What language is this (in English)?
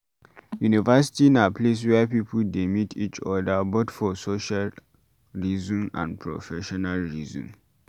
Nigerian Pidgin